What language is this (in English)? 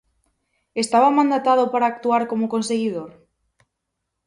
Galician